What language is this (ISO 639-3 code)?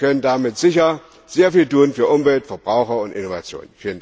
deu